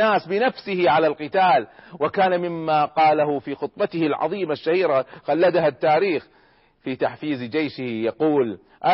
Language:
Arabic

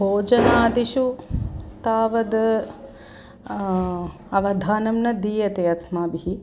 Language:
Sanskrit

